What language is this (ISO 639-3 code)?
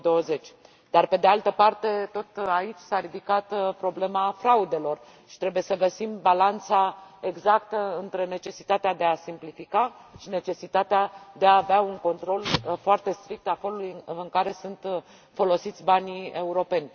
ron